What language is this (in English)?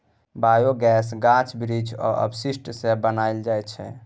Maithili